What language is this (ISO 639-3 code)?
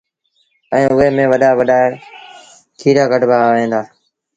sbn